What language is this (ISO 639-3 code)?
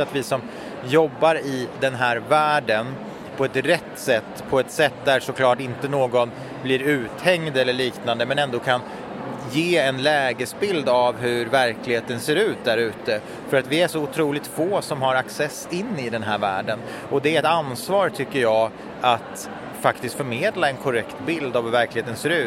swe